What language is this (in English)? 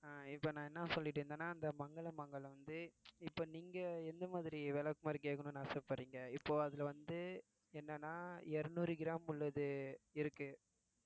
Tamil